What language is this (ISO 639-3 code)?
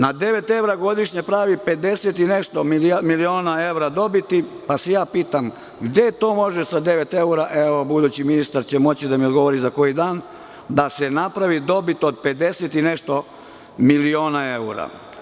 srp